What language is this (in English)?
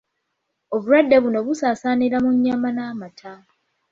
Ganda